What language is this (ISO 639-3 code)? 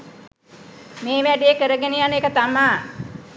sin